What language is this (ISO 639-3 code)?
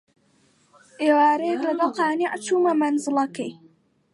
ckb